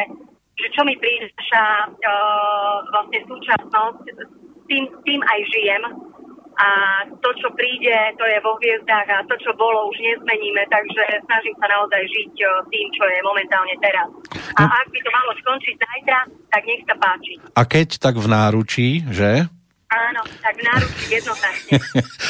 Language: Slovak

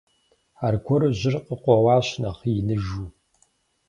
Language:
Kabardian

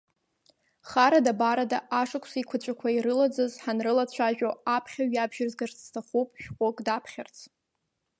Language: Abkhazian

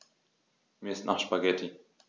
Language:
German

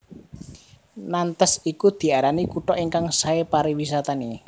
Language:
Javanese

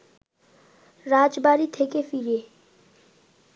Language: Bangla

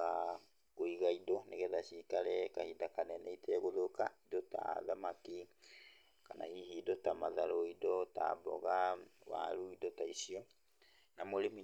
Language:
Kikuyu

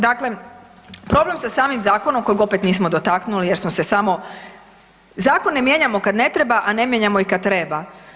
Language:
Croatian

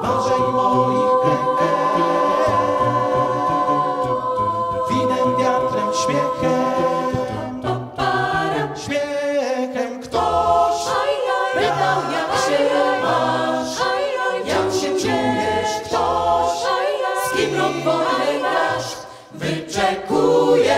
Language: Polish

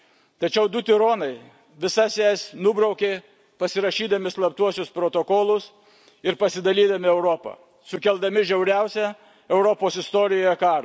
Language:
Lithuanian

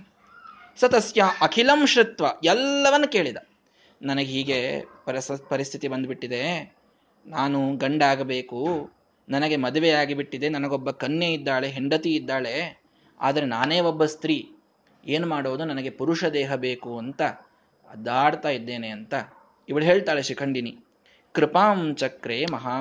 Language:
Kannada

